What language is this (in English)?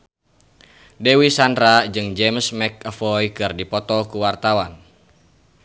Sundanese